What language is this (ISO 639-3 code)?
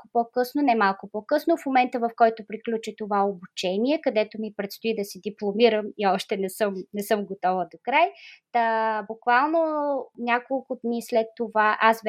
bul